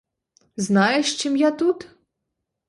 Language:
Ukrainian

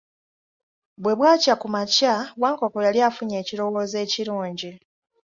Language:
Ganda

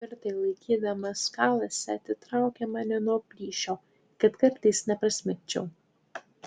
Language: Lithuanian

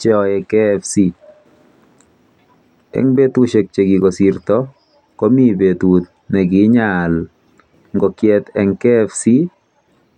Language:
Kalenjin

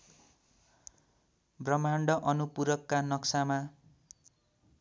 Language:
Nepali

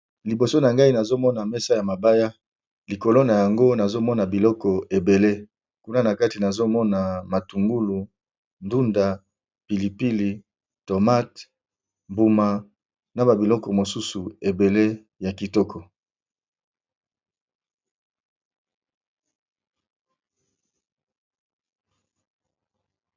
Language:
Lingala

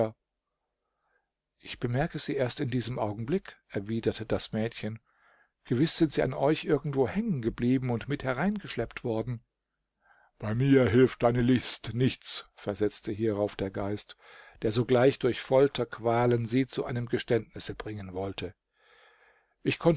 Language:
German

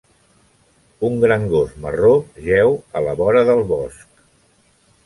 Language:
Catalan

